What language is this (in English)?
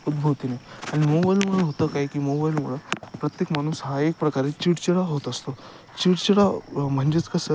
Marathi